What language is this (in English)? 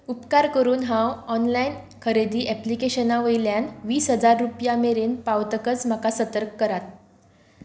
Konkani